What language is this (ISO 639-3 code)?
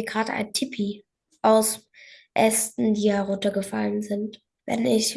deu